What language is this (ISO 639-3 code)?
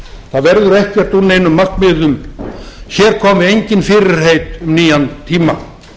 isl